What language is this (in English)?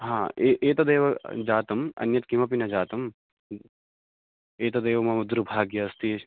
Sanskrit